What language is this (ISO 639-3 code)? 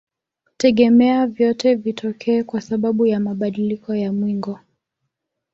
swa